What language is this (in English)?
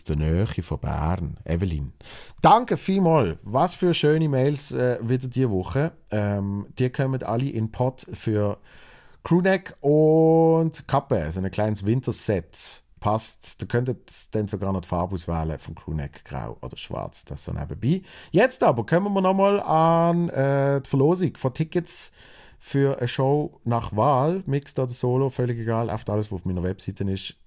German